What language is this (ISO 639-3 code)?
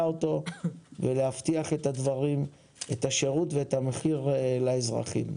heb